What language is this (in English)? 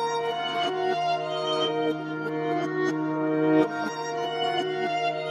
Polish